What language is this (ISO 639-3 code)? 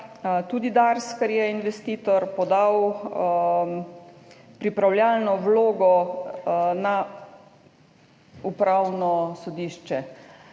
slv